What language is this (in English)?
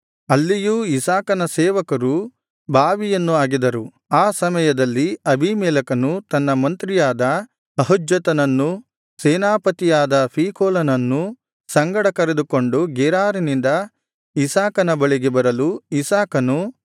Kannada